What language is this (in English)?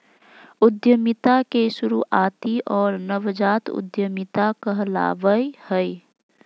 Magahi